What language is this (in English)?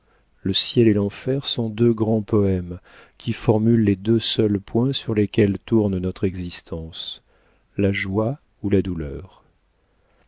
French